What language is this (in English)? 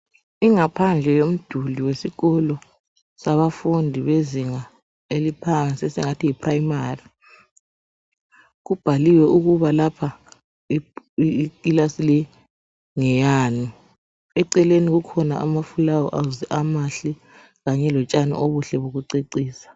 North Ndebele